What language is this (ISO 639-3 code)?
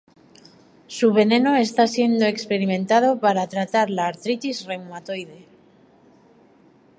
spa